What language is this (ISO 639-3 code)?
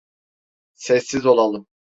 tur